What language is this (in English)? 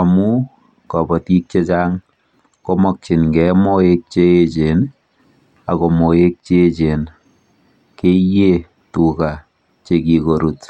Kalenjin